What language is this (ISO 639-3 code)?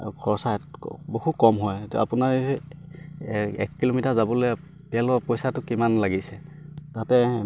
asm